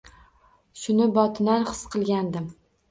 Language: Uzbek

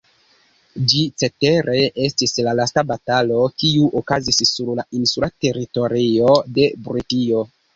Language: Esperanto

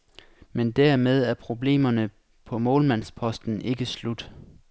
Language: Danish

